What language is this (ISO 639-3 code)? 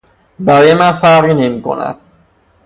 fas